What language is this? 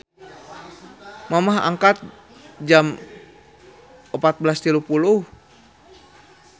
Sundanese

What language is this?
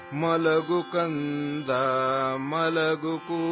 Urdu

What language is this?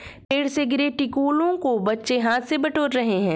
Hindi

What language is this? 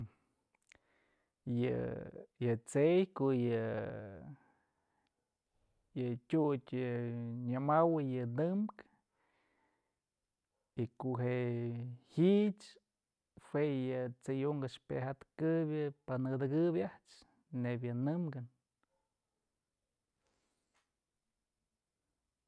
Mazatlán Mixe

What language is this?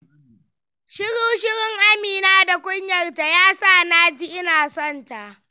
Hausa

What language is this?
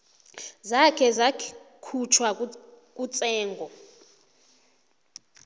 South Ndebele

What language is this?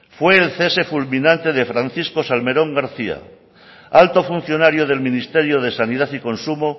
Spanish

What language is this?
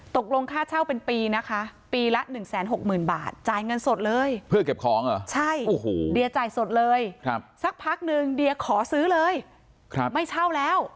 Thai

